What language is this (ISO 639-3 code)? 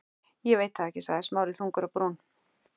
isl